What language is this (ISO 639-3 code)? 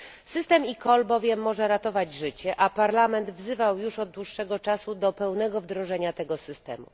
pol